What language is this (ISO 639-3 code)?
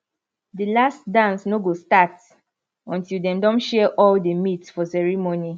pcm